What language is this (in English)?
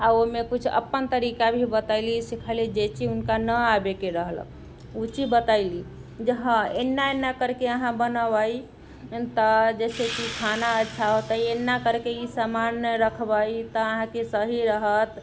Maithili